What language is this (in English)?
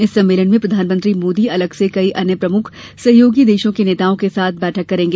Hindi